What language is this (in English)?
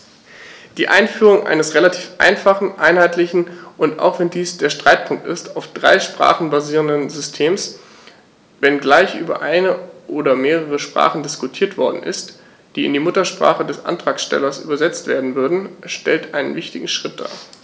German